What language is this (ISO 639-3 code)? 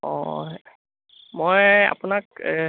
asm